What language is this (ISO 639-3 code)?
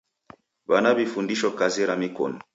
dav